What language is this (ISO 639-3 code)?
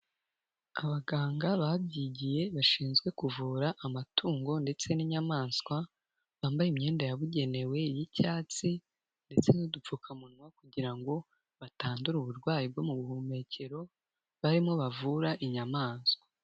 kin